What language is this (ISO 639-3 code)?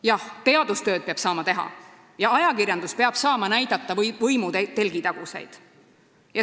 est